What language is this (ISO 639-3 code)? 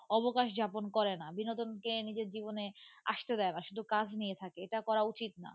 ben